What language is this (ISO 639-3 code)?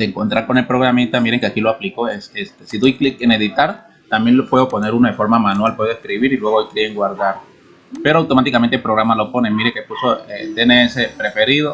spa